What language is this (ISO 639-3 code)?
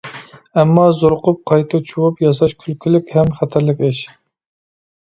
uig